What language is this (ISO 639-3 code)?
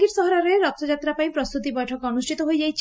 ori